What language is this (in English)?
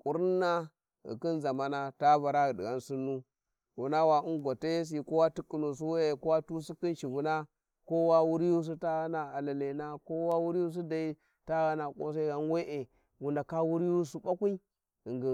Warji